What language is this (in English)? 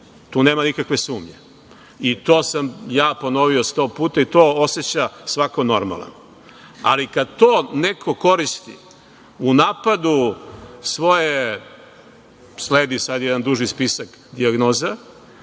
Serbian